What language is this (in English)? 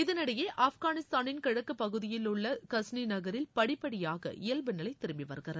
Tamil